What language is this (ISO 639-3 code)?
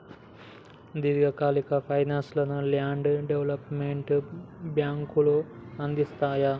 tel